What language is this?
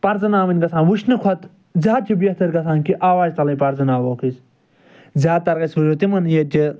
Kashmiri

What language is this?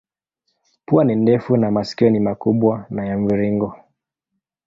Swahili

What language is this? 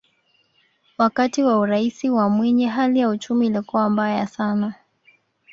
Swahili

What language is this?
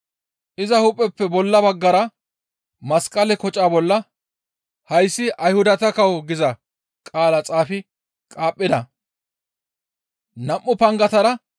Gamo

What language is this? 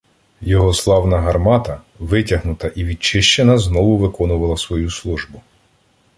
Ukrainian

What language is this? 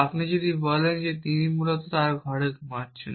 Bangla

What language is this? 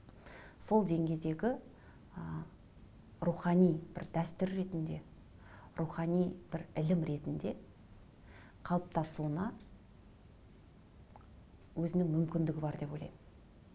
Kazakh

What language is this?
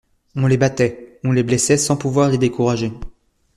French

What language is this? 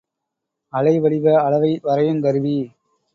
Tamil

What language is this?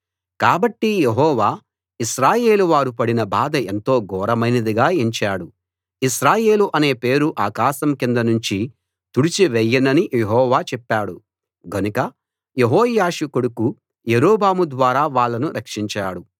Telugu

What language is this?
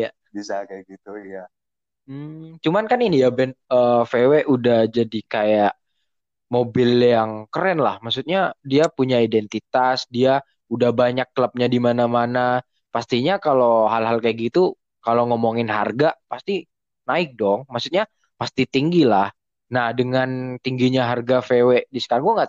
Indonesian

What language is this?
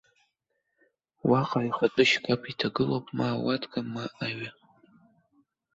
Abkhazian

